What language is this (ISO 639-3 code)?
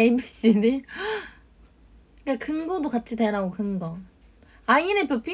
kor